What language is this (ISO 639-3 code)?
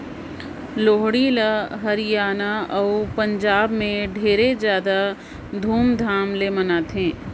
hne